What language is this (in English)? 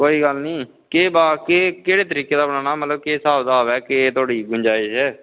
Dogri